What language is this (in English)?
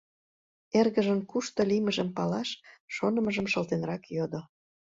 Mari